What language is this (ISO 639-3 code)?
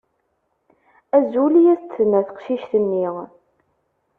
kab